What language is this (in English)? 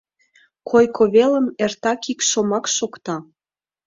Mari